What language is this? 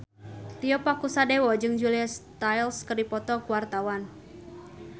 Sundanese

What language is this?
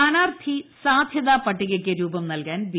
Malayalam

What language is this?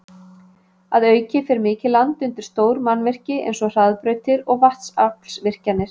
Icelandic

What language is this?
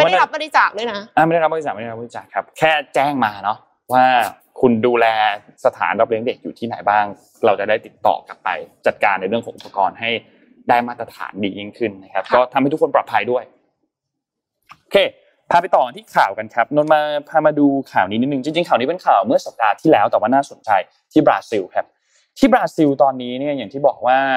Thai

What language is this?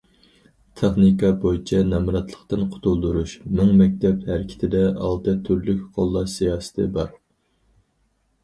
Uyghur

